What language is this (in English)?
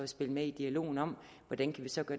Danish